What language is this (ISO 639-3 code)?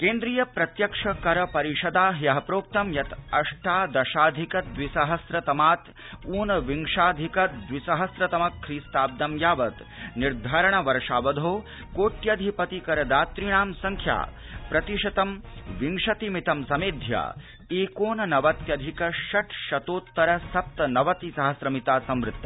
san